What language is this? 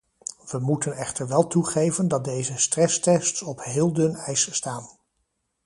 Dutch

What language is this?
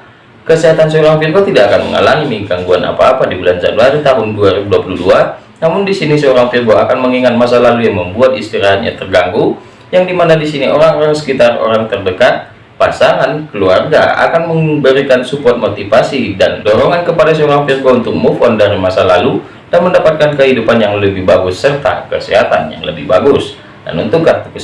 Indonesian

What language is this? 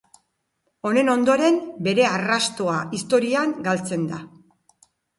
Basque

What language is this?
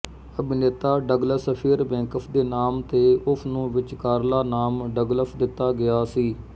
Punjabi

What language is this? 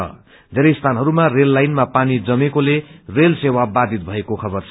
Nepali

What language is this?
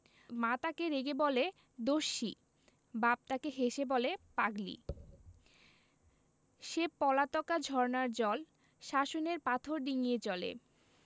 Bangla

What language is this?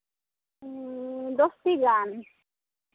Santali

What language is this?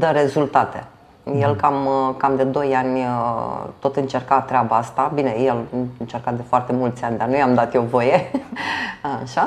Romanian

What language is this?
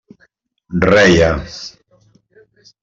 Catalan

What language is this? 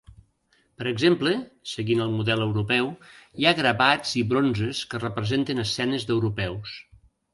Catalan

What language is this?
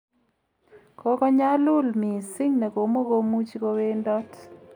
Kalenjin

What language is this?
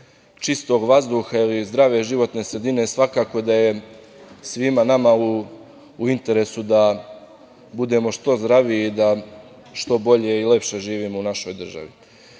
Serbian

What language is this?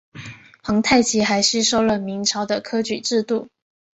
Chinese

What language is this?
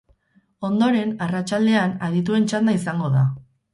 Basque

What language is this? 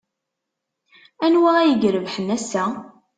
Kabyle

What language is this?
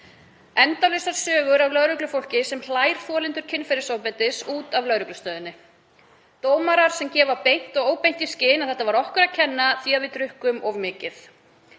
Icelandic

